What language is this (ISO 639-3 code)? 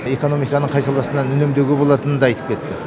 kaz